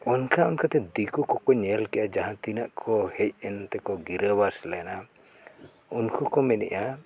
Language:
Santali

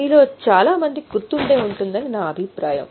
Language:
Telugu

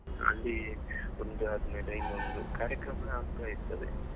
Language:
Kannada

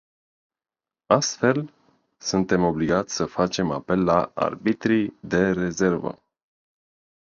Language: Romanian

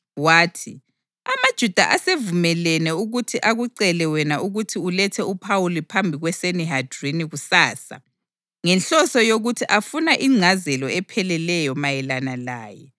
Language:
North Ndebele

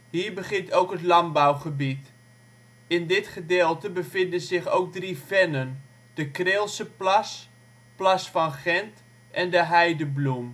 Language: Dutch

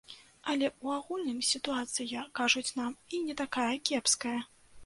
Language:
Belarusian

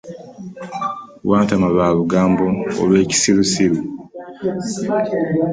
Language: Ganda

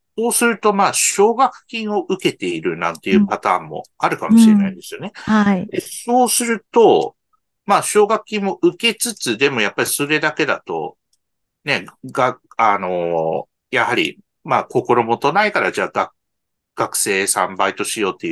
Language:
Japanese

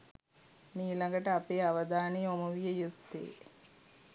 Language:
Sinhala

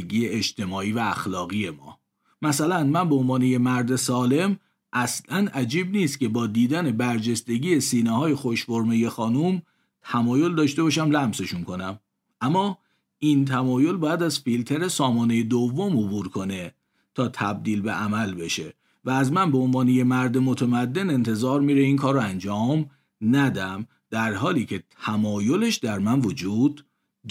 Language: Persian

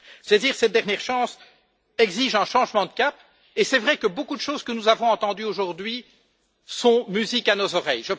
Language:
French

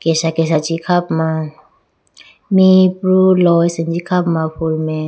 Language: Idu-Mishmi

